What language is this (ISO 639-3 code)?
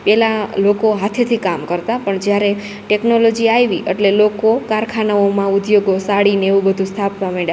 guj